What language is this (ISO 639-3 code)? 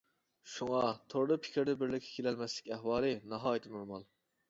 uig